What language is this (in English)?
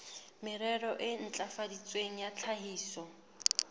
Southern Sotho